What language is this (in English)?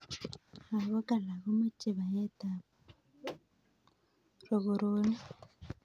Kalenjin